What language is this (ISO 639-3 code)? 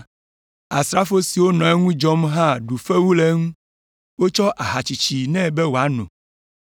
ewe